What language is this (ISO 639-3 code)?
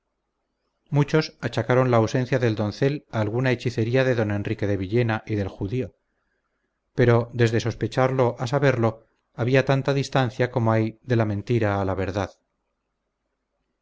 spa